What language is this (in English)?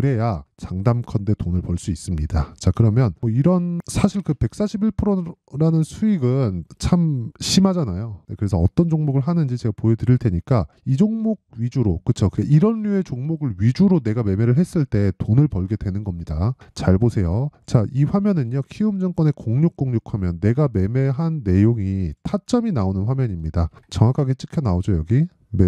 Korean